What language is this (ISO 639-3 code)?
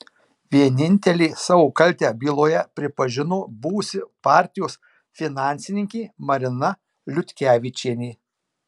lit